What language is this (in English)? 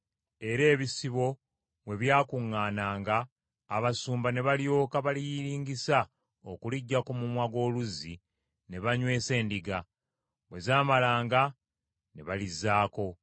Ganda